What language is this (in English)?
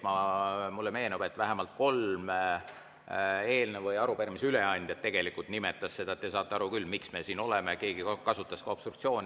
Estonian